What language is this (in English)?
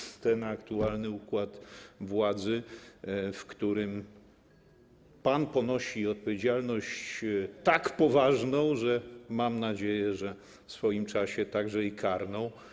Polish